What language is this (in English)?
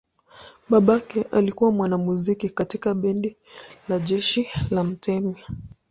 Swahili